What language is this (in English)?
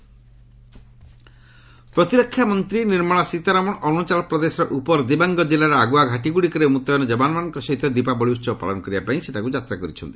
Odia